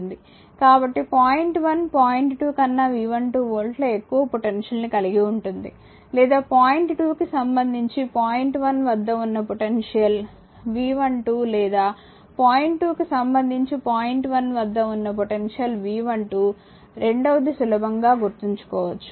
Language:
Telugu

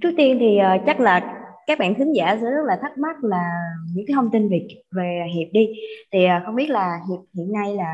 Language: Vietnamese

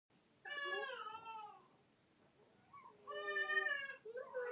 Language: Pashto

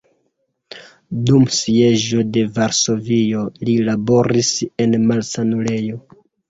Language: Esperanto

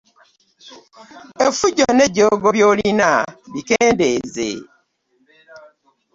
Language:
Ganda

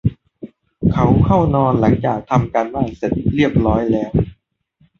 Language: Thai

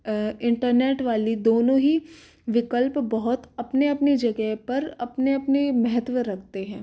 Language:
Hindi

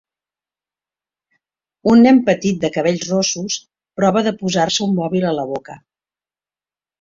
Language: Catalan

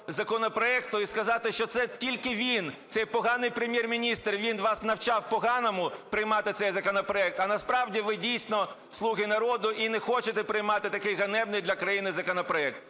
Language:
Ukrainian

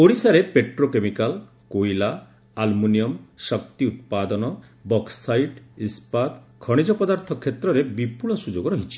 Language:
Odia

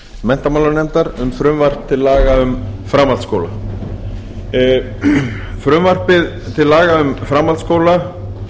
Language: Icelandic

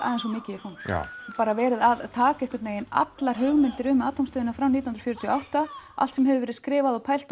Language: Icelandic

